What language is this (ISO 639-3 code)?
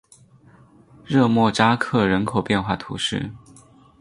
zho